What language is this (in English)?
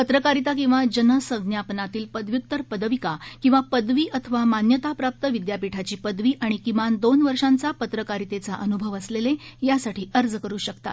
Marathi